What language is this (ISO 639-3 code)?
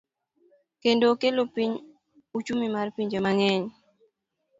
luo